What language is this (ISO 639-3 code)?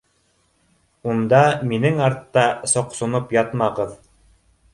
bak